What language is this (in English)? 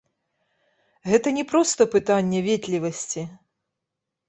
Belarusian